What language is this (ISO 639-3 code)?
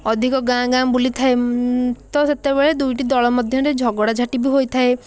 ori